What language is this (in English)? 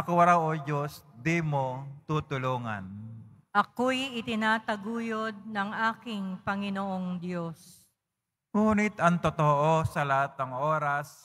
Filipino